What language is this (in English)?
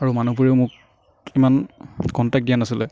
Assamese